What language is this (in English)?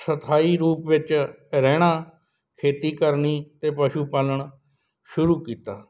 Punjabi